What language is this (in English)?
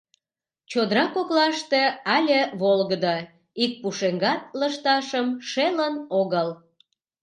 Mari